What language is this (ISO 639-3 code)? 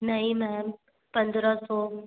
hin